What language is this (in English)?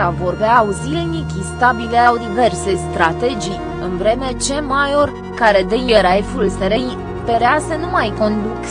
Romanian